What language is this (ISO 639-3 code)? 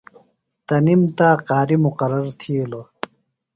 phl